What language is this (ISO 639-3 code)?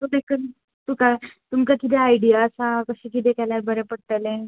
kok